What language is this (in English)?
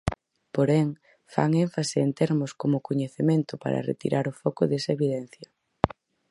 Galician